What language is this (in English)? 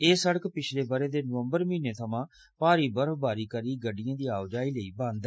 Dogri